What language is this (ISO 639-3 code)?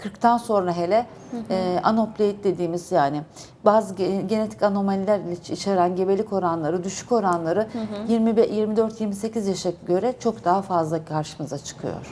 tur